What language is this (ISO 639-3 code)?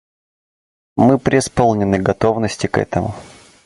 rus